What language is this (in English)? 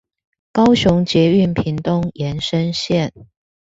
Chinese